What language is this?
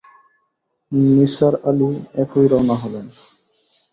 Bangla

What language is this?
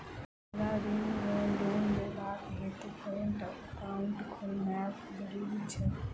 Maithili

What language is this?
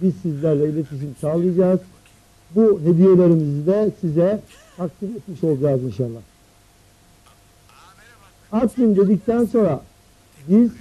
Turkish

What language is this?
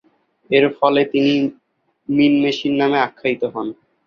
Bangla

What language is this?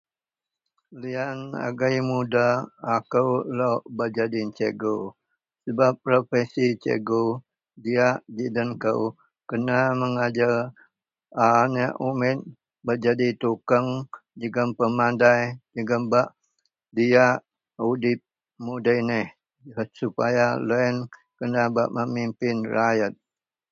Central Melanau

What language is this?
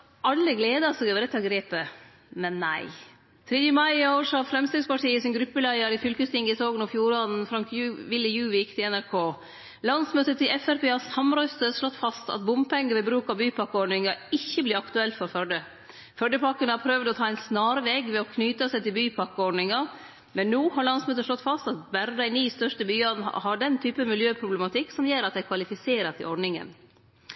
Norwegian Nynorsk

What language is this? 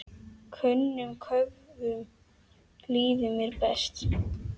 Icelandic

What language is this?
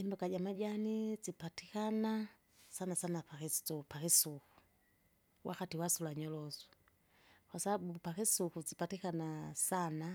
Kinga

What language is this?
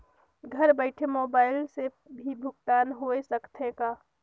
Chhattisgarhi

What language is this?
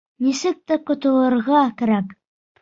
Bashkir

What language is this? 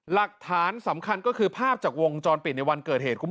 Thai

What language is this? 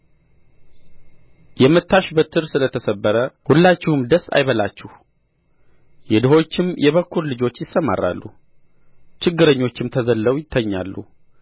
Amharic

